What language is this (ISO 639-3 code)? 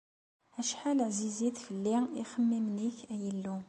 kab